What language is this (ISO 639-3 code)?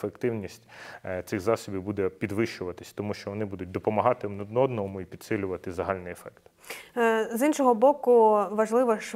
ukr